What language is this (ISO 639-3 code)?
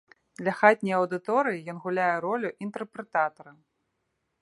bel